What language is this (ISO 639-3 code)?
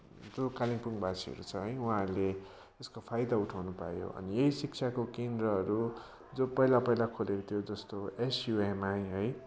nep